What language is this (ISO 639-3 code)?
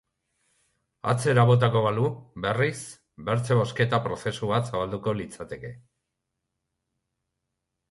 eus